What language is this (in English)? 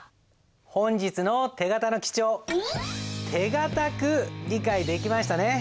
Japanese